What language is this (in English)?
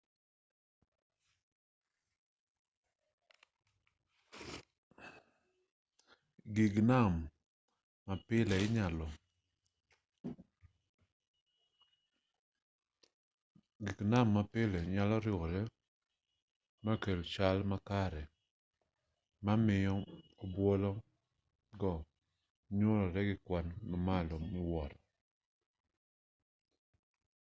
Luo (Kenya and Tanzania)